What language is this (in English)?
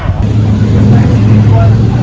Thai